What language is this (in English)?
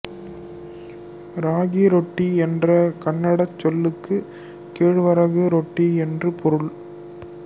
Tamil